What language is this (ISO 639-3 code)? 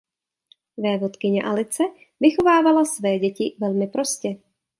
ces